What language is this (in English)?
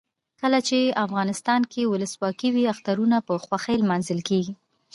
Pashto